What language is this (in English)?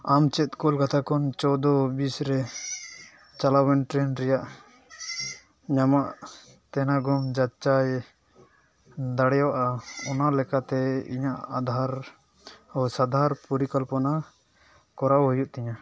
Santali